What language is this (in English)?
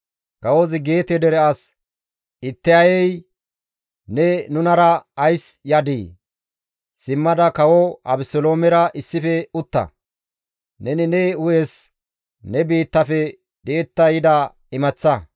Gamo